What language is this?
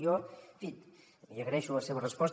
Catalan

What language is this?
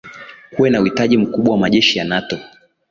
Swahili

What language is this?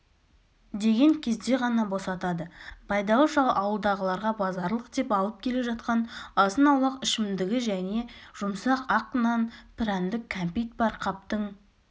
Kazakh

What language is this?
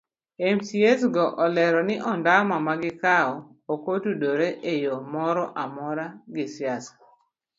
Luo (Kenya and Tanzania)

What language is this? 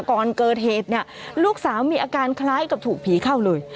Thai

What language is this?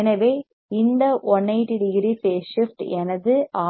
Tamil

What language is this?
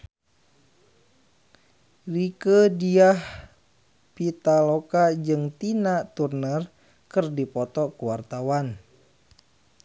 Sundanese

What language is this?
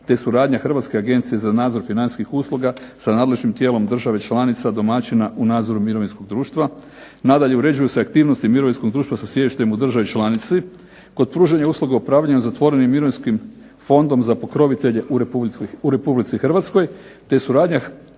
Croatian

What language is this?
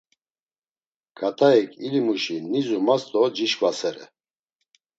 Laz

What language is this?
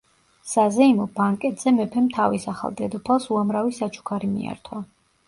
Georgian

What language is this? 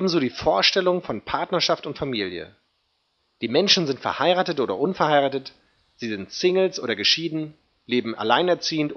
German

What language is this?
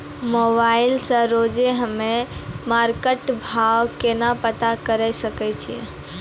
Maithili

